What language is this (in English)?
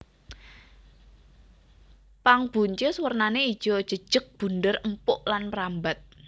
Javanese